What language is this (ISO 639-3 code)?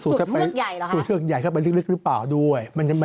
tha